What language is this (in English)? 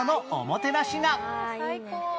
Japanese